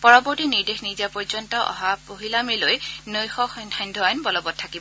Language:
Assamese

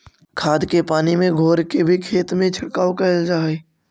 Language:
Magahi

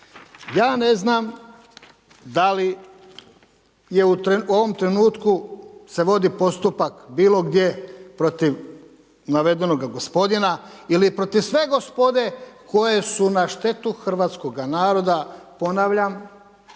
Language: Croatian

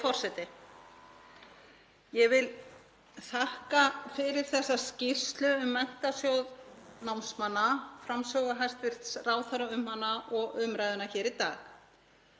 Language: Icelandic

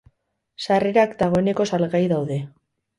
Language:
Basque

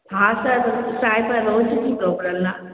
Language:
Sindhi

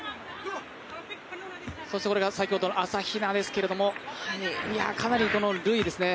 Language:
Japanese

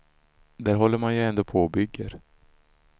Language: Swedish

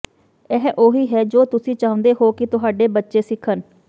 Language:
Punjabi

